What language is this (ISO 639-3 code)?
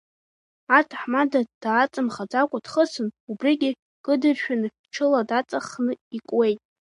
abk